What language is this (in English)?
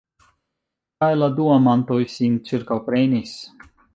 Esperanto